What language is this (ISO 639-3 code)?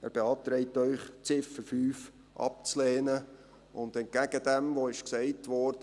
gsw